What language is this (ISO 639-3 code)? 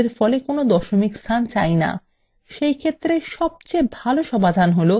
ben